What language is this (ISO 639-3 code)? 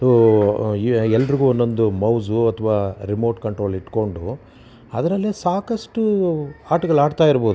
kan